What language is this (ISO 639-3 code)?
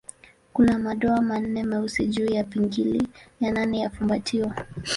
swa